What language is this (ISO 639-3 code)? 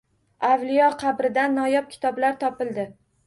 uzb